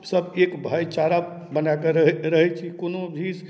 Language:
Maithili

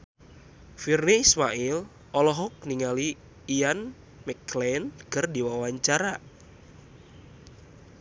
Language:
Sundanese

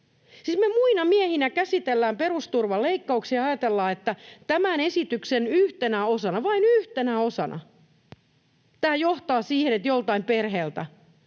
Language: Finnish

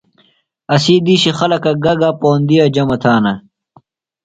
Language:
Phalura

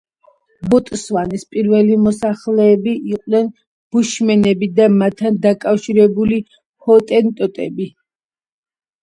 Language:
Georgian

